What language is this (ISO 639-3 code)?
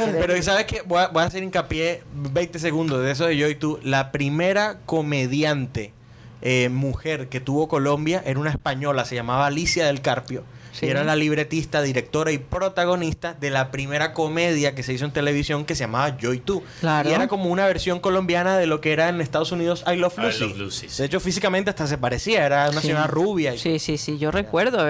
spa